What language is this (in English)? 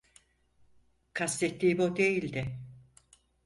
Turkish